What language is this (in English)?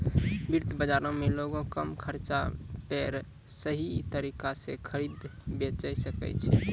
Maithili